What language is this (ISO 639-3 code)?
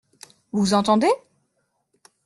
fra